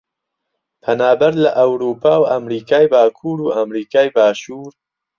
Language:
Central Kurdish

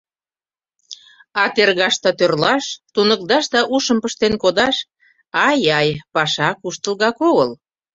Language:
Mari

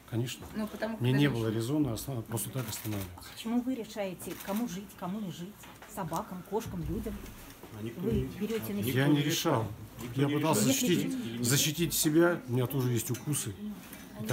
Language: Russian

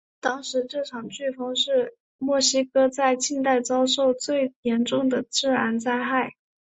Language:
Chinese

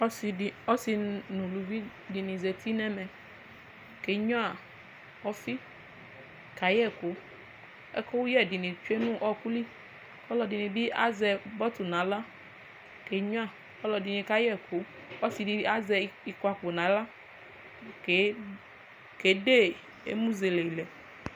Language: Ikposo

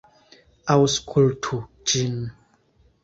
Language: Esperanto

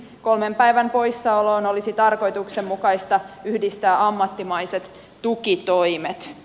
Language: Finnish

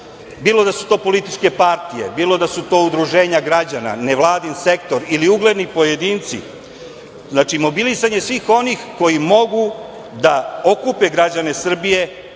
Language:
Serbian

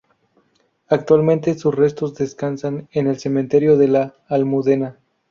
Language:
Spanish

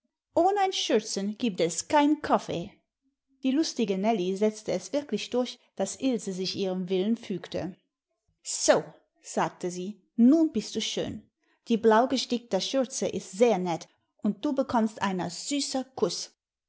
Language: German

